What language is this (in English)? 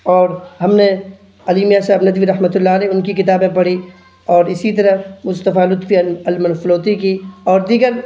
Urdu